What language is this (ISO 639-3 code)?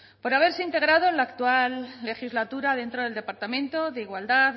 spa